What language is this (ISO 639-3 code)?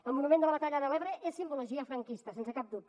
cat